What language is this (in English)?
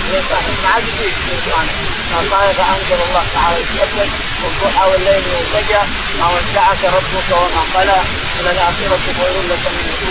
Arabic